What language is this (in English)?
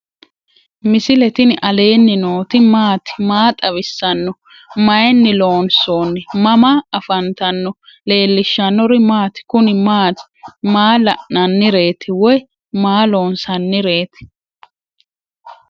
Sidamo